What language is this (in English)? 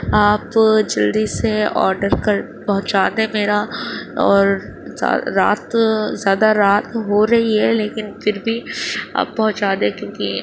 Urdu